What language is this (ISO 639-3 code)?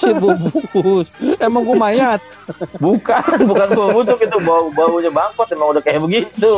ind